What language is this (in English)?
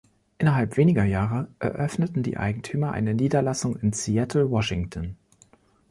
German